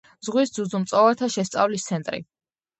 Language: Georgian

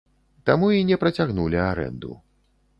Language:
Belarusian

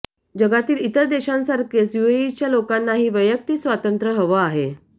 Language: Marathi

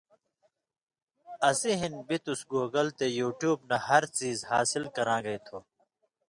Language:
Indus Kohistani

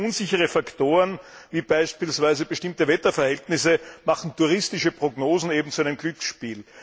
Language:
German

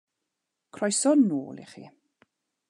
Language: Welsh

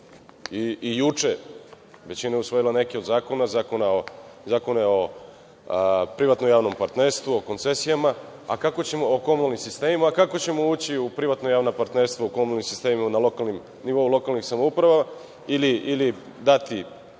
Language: Serbian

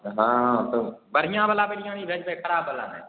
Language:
Maithili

